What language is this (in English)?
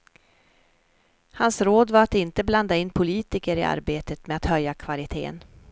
Swedish